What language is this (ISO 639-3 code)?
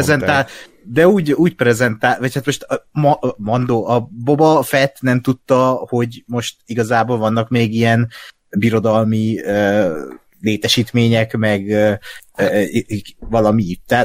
hun